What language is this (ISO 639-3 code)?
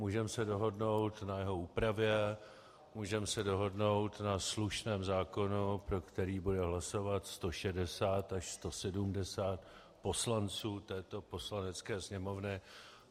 ces